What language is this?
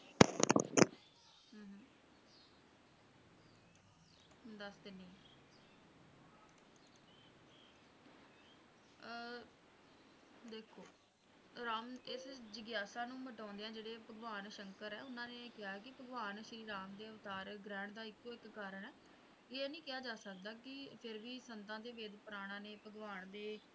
Punjabi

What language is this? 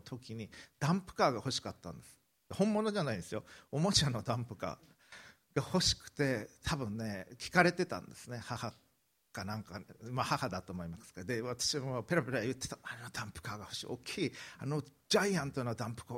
Japanese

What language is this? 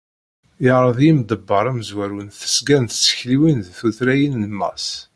Kabyle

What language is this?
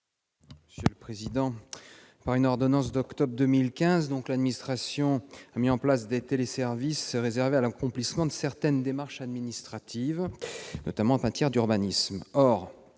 French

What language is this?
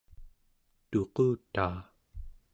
Central Yupik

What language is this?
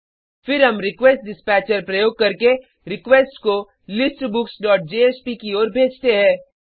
Hindi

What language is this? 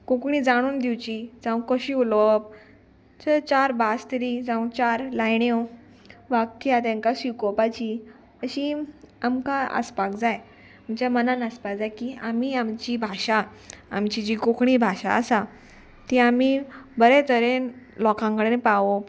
Konkani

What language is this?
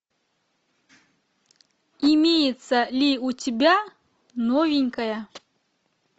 Russian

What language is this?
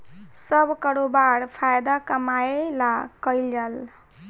Bhojpuri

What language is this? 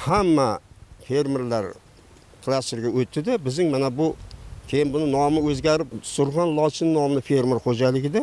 Turkish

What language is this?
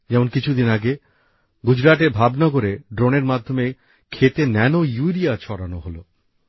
Bangla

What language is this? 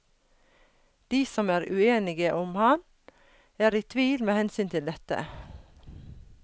Norwegian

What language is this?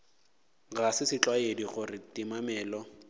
Northern Sotho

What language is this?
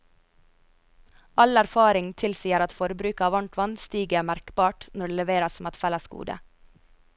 Norwegian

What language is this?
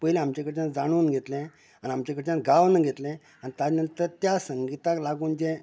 Konkani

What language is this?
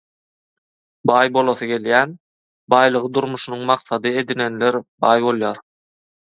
Turkmen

